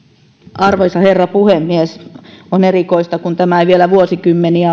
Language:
Finnish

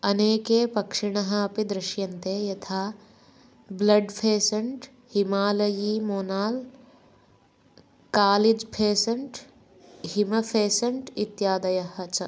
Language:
Sanskrit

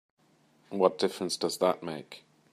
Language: English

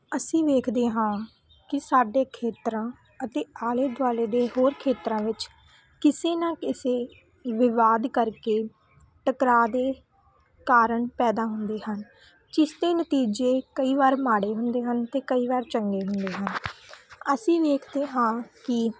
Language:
Punjabi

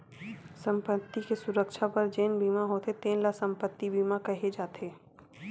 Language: Chhattisgarhi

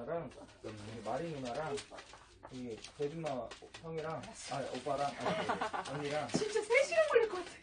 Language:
Korean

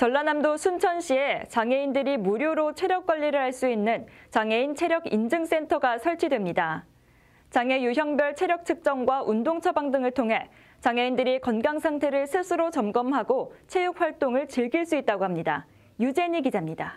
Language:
Korean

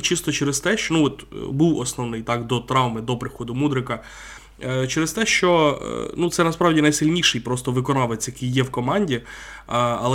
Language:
Ukrainian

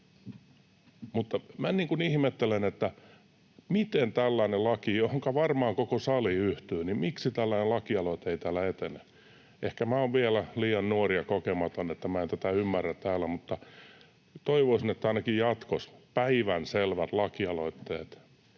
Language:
Finnish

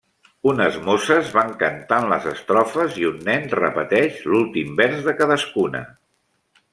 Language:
Catalan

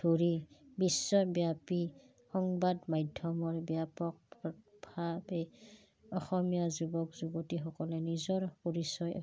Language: Assamese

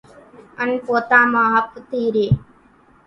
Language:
Kachi Koli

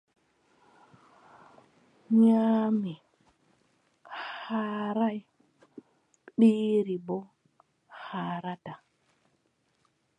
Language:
Adamawa Fulfulde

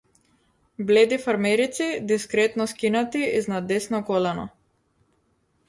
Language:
Macedonian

